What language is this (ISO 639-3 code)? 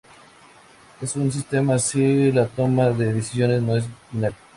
spa